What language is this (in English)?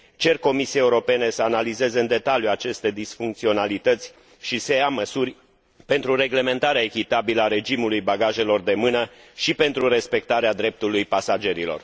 Romanian